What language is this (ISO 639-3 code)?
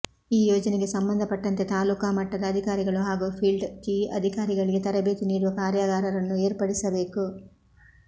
kan